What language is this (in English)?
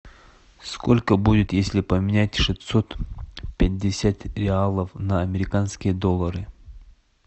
Russian